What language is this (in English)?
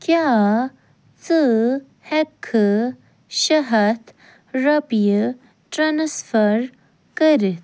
Kashmiri